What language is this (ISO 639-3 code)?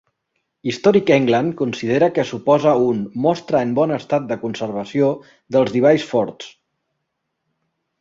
cat